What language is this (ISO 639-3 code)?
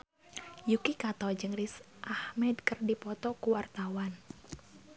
sun